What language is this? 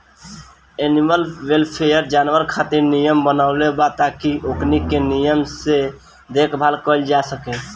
Bhojpuri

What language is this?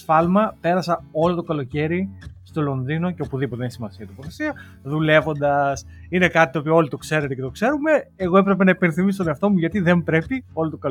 Greek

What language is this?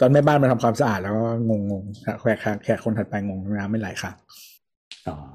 Thai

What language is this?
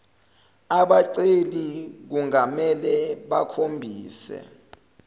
Zulu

